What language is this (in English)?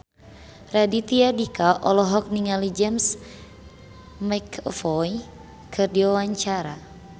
Sundanese